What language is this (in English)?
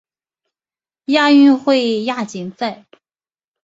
Chinese